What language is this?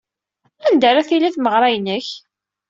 Kabyle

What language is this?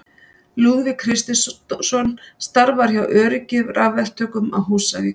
Icelandic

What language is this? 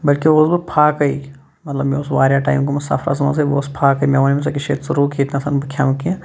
Kashmiri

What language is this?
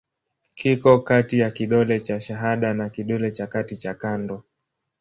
Swahili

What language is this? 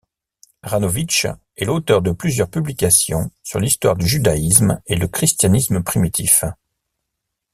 French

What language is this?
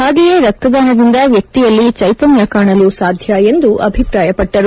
Kannada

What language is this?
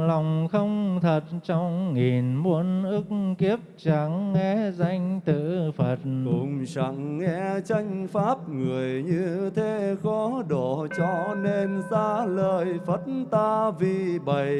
Vietnamese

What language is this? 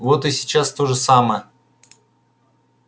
Russian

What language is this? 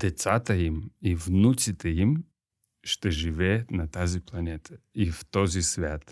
Bulgarian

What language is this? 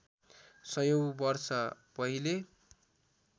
Nepali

